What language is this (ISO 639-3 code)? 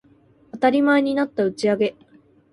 jpn